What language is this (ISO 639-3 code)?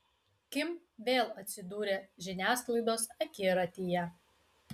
lit